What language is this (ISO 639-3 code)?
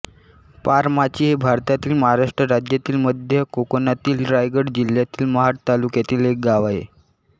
mar